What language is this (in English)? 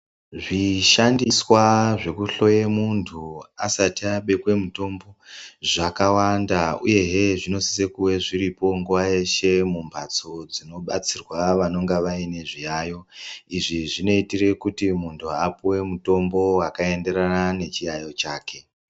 Ndau